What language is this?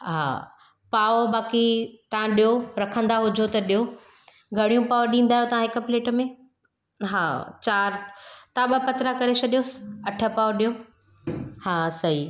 Sindhi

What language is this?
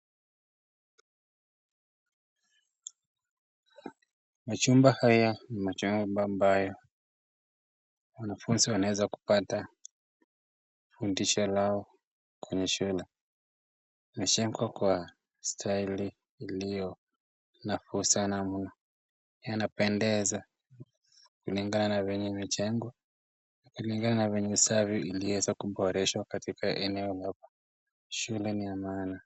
Swahili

